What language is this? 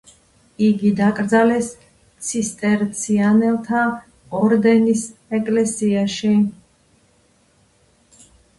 Georgian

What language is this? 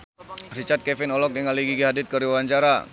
Sundanese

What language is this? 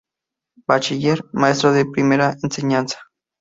Spanish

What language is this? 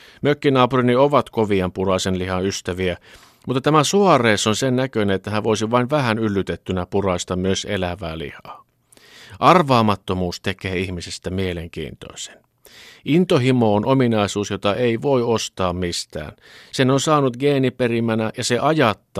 Finnish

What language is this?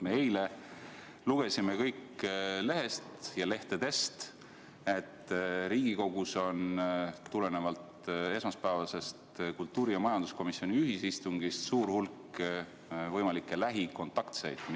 Estonian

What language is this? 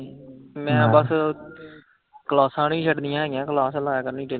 Punjabi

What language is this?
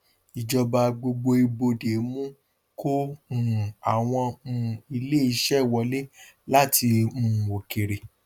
Yoruba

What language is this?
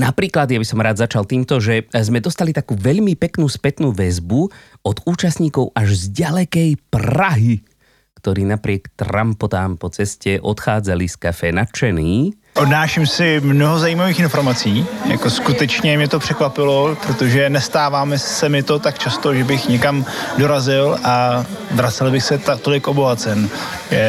Slovak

